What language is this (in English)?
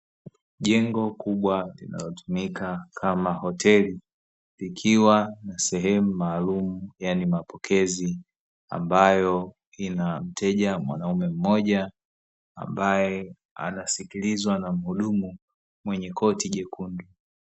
Swahili